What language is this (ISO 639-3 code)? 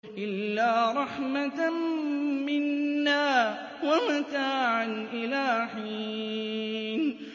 ara